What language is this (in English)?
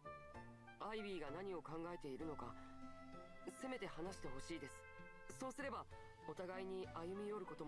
German